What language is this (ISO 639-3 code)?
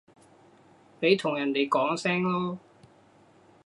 yue